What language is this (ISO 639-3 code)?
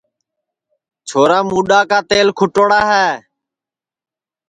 ssi